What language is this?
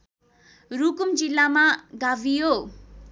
Nepali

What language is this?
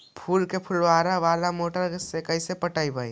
Magahi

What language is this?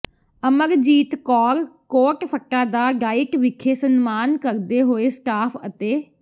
Punjabi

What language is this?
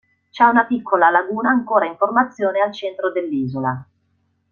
Italian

